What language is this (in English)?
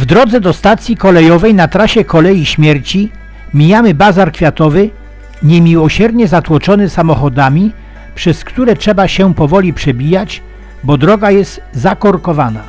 Polish